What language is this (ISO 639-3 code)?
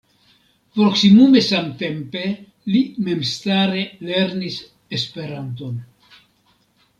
epo